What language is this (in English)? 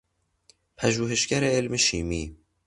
Persian